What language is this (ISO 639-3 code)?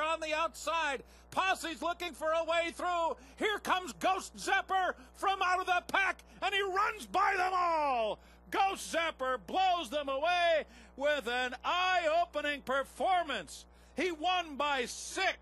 eng